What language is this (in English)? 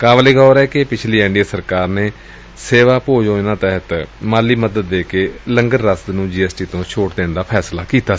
Punjabi